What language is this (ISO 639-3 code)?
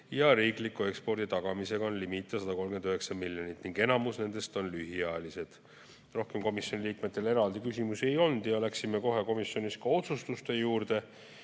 est